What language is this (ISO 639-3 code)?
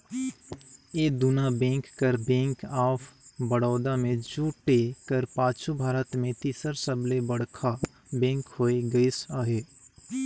hne